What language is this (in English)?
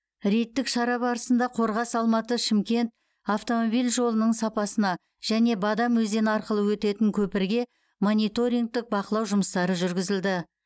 Kazakh